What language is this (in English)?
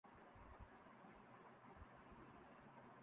Urdu